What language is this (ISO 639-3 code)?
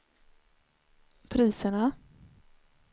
swe